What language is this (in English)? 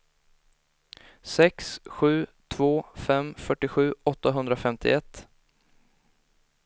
Swedish